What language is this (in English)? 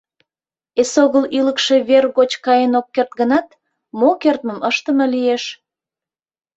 Mari